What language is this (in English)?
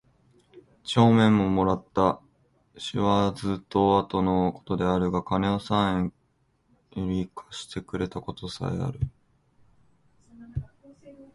Japanese